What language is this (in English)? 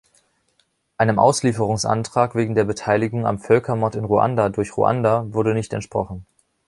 German